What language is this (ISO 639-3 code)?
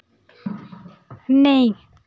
doi